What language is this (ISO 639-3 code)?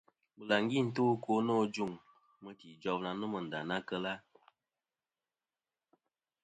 bkm